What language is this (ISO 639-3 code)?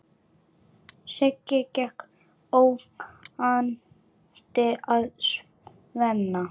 isl